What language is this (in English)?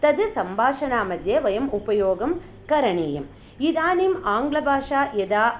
Sanskrit